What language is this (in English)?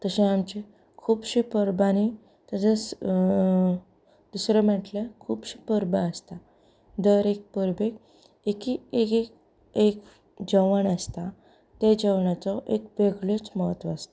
Konkani